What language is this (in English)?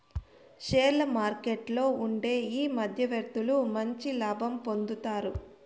Telugu